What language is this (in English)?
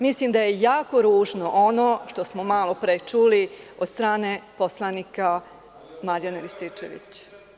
Serbian